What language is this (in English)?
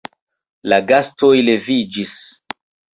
Esperanto